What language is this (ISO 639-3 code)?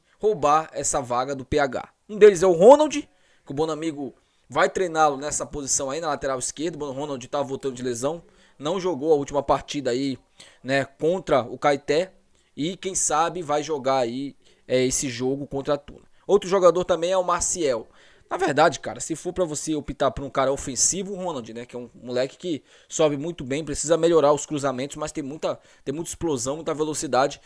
por